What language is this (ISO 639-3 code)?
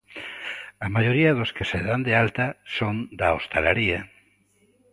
glg